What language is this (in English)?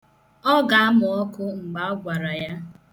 Igbo